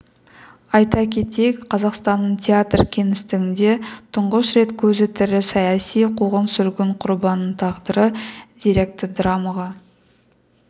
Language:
Kazakh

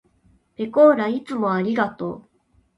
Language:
Japanese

